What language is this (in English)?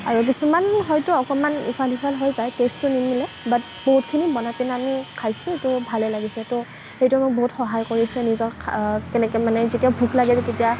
Assamese